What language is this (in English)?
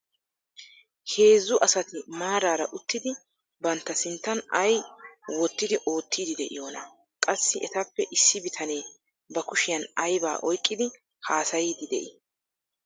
Wolaytta